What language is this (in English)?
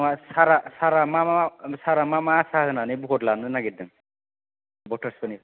Bodo